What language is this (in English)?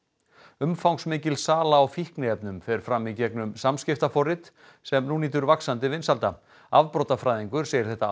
Icelandic